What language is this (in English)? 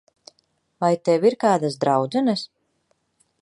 Latvian